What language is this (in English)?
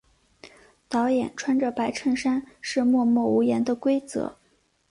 Chinese